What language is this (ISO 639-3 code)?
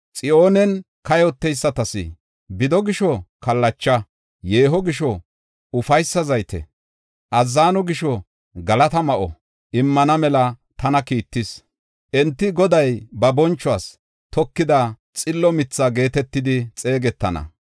gof